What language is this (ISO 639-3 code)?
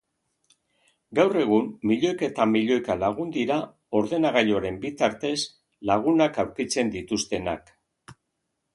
eus